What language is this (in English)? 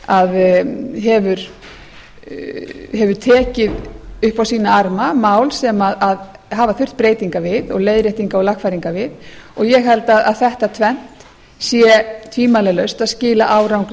Icelandic